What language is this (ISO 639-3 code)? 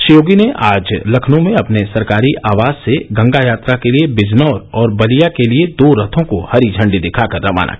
hin